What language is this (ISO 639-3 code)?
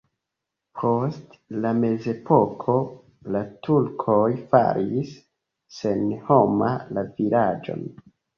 epo